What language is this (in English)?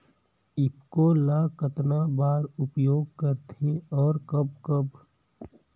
Chhattisgarhi